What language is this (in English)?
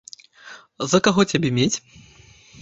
Belarusian